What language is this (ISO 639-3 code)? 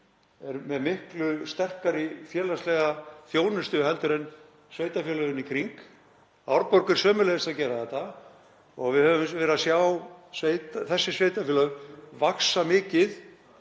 isl